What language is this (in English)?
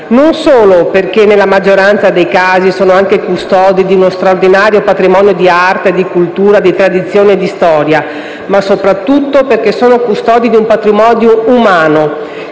Italian